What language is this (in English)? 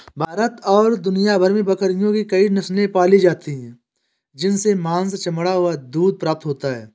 Hindi